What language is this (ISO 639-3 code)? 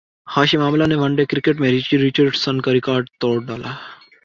urd